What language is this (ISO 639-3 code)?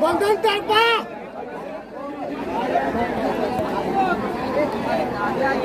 ara